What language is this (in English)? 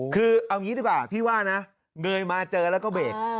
Thai